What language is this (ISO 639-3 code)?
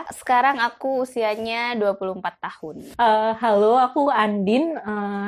ind